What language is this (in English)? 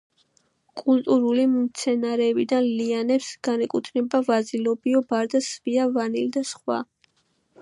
Georgian